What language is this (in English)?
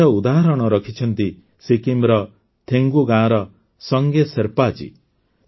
Odia